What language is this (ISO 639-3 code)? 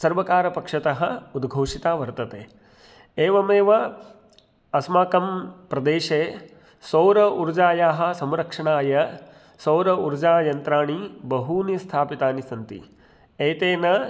san